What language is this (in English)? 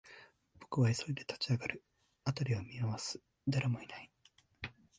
Japanese